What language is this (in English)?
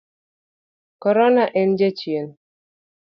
Luo (Kenya and Tanzania)